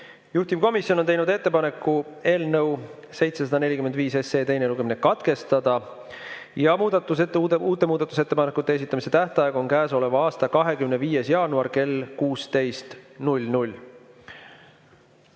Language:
Estonian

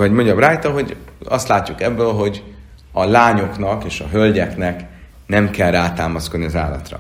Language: Hungarian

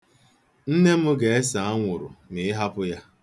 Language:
Igbo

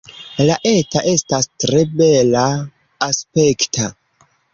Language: Esperanto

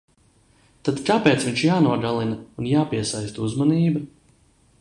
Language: Latvian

